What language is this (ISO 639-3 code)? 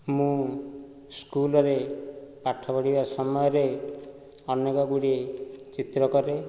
ori